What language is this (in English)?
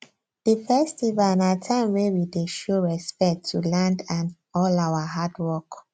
Nigerian Pidgin